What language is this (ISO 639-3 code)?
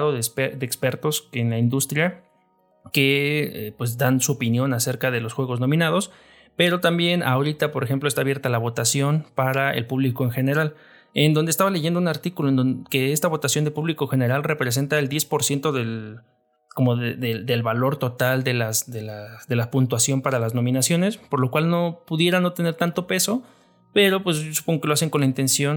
spa